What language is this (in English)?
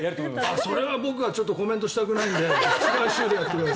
Japanese